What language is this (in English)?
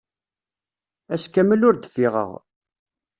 Kabyle